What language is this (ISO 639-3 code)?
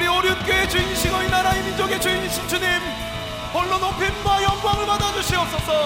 kor